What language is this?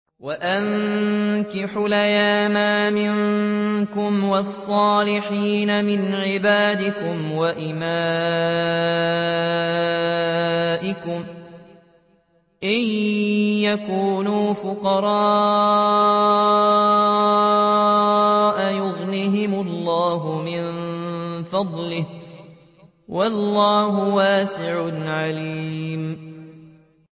Arabic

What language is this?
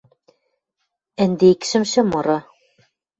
Western Mari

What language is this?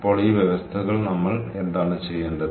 Malayalam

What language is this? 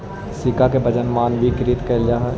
Magahi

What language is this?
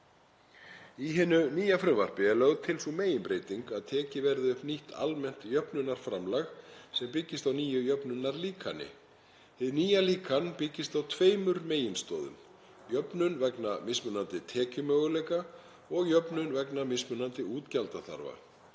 Icelandic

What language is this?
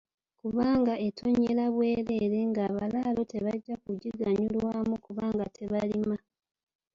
Ganda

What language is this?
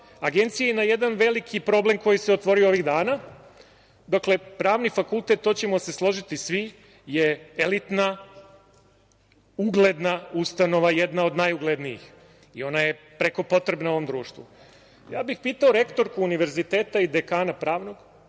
Serbian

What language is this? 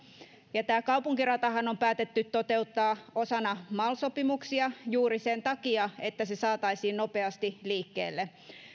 Finnish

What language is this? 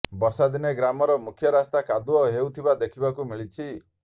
Odia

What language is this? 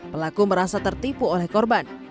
Indonesian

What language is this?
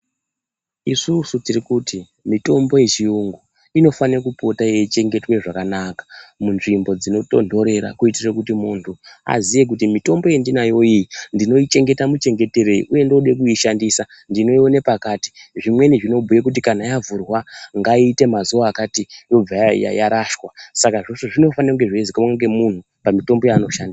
Ndau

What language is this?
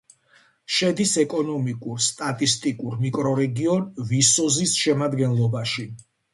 Georgian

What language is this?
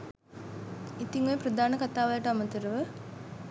Sinhala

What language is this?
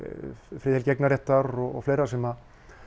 Icelandic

